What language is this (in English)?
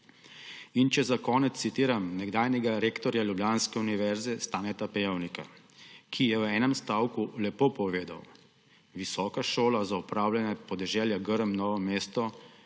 Slovenian